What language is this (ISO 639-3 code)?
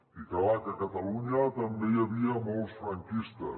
cat